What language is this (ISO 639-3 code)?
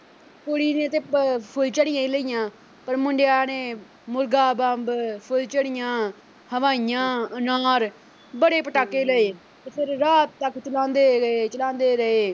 pan